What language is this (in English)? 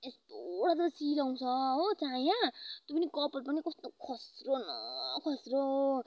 Nepali